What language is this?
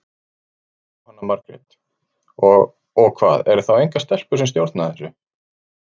Icelandic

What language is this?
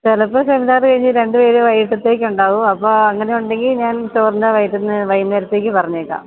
Malayalam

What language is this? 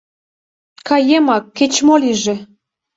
Mari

